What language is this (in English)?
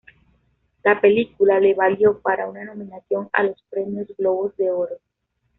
Spanish